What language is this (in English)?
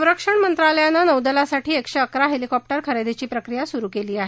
Marathi